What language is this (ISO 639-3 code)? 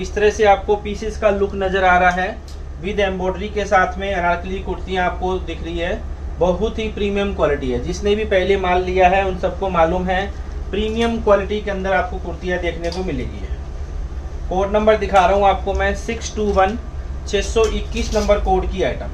hin